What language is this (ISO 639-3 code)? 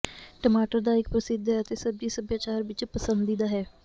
pan